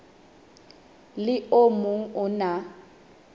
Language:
Southern Sotho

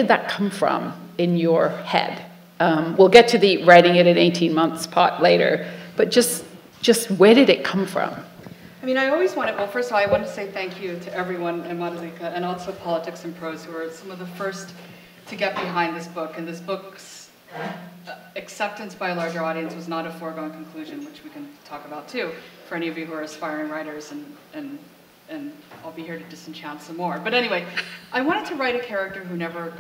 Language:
English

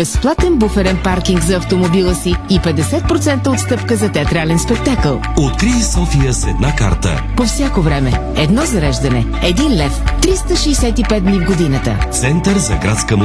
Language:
Bulgarian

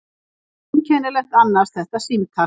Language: Icelandic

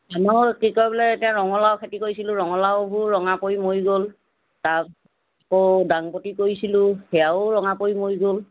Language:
Assamese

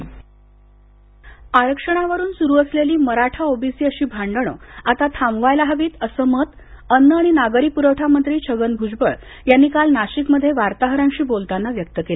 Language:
Marathi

